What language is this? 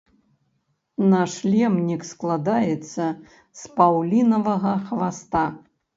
Belarusian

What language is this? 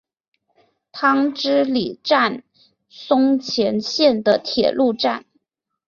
Chinese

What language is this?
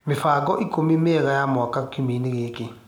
Kikuyu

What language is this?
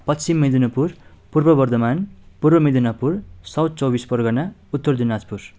Nepali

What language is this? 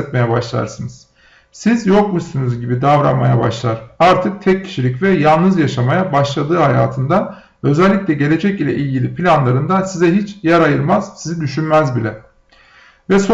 Turkish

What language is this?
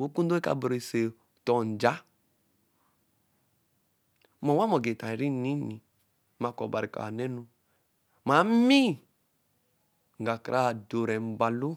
Eleme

